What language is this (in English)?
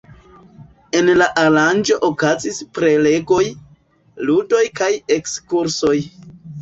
Esperanto